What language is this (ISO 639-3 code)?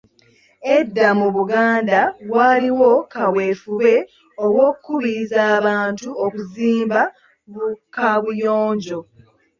lug